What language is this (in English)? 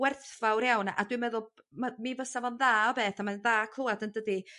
Welsh